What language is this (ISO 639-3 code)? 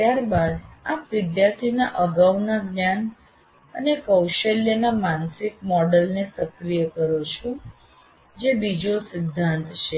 guj